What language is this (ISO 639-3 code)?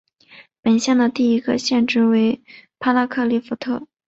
zho